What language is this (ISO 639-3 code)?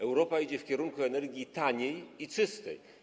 pol